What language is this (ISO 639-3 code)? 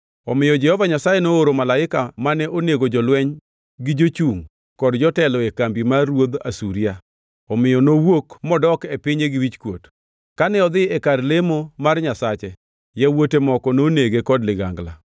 luo